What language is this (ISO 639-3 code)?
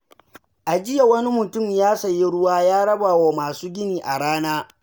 hau